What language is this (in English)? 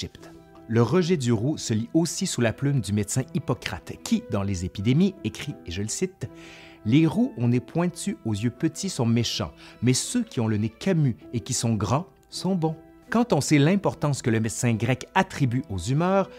French